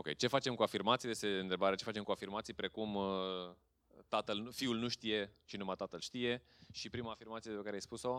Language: Romanian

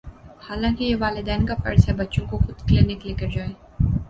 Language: Urdu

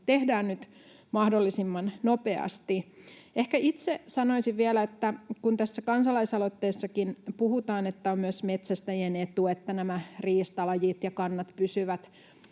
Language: Finnish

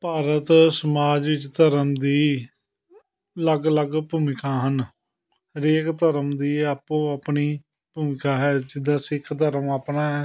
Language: Punjabi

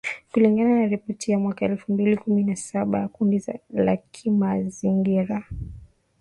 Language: Swahili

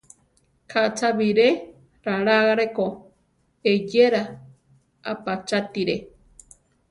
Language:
Central Tarahumara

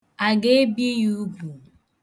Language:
Igbo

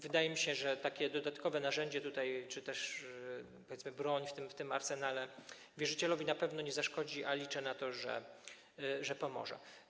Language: Polish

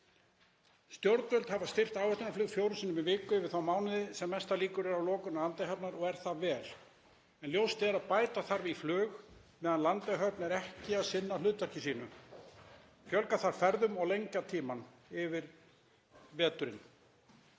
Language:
Icelandic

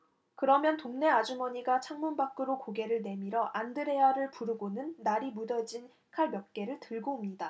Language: Korean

